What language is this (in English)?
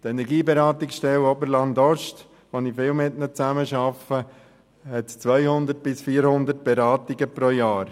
Swiss German